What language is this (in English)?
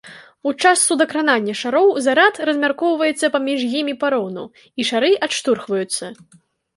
Belarusian